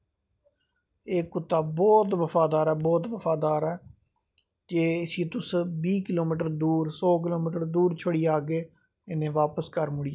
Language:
Dogri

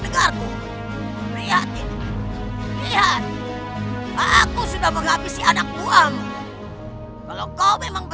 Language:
Indonesian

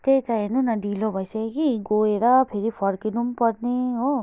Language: Nepali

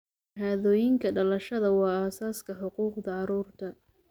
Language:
Somali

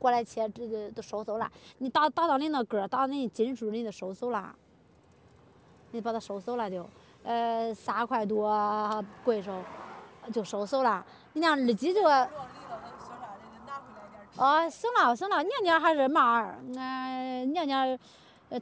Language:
Chinese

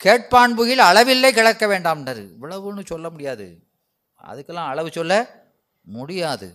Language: Tamil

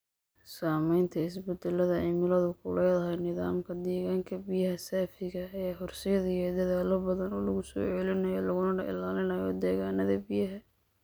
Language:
Somali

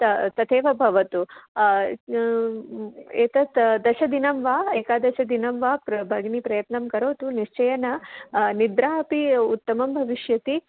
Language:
Sanskrit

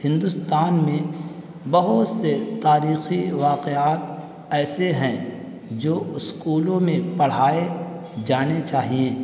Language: Urdu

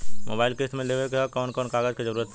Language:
Bhojpuri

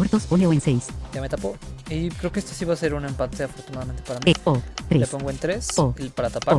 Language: Spanish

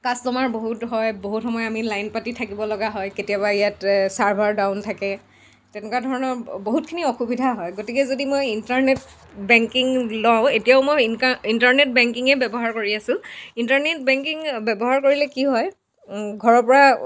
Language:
Assamese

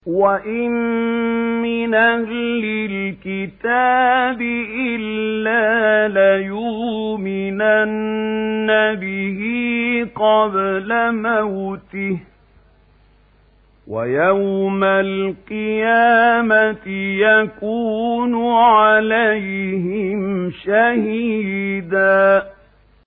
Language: Arabic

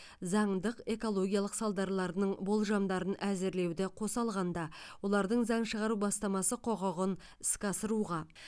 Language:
Kazakh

